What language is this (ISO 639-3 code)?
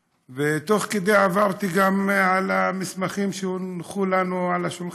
heb